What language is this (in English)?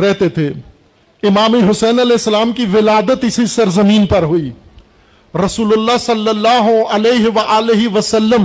Urdu